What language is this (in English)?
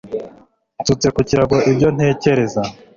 Kinyarwanda